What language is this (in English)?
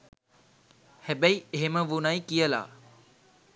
Sinhala